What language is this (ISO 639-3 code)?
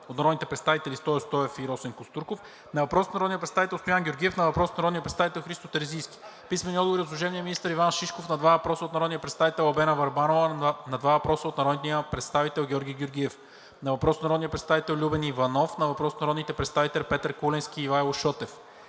bul